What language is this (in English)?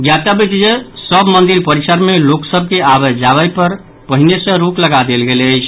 Maithili